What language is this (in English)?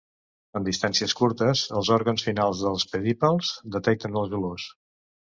Catalan